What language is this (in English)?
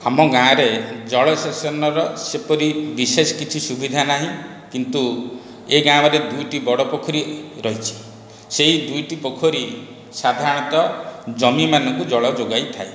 Odia